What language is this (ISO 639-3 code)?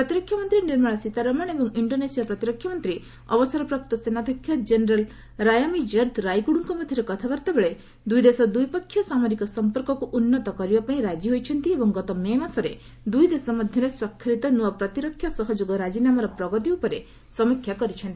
ori